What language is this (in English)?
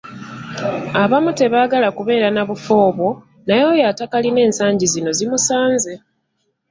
Ganda